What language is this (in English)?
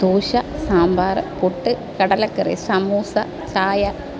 Malayalam